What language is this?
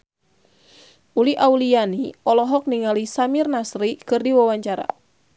Sundanese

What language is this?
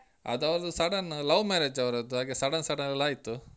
Kannada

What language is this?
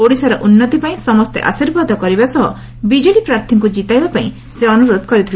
Odia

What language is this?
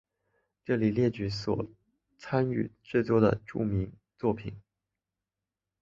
Chinese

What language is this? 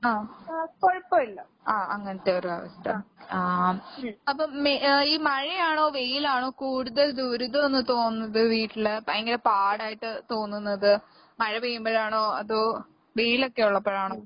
Malayalam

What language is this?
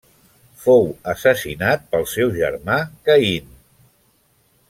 Catalan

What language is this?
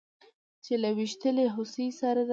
Pashto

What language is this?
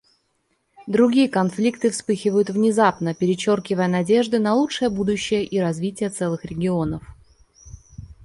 Russian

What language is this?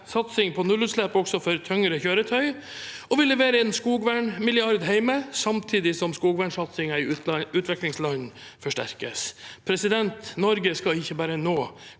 Norwegian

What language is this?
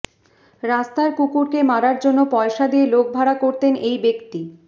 Bangla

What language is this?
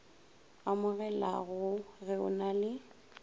Northern Sotho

